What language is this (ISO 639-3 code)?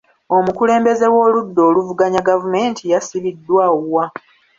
lug